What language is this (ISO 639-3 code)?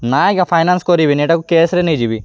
ori